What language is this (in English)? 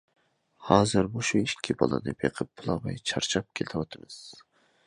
Uyghur